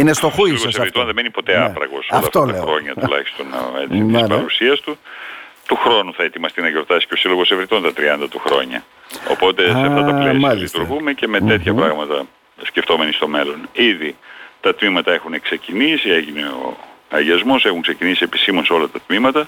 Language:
Greek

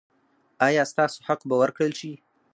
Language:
Pashto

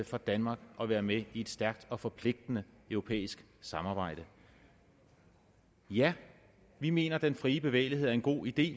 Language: Danish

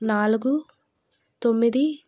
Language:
Telugu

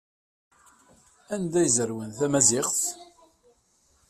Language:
Kabyle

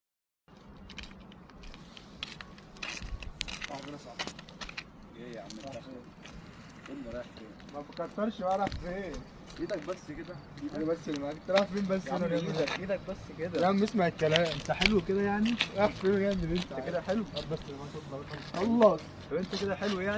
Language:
Arabic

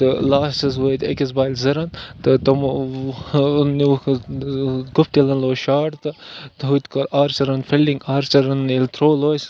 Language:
Kashmiri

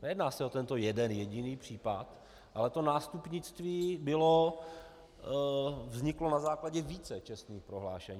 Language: Czech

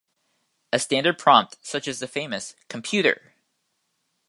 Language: English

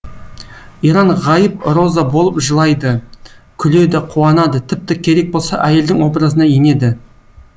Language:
Kazakh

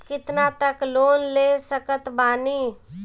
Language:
Bhojpuri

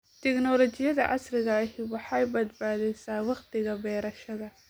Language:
Somali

